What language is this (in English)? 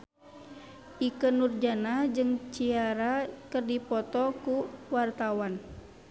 Sundanese